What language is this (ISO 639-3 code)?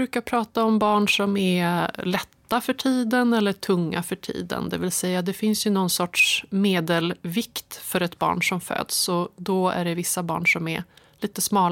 swe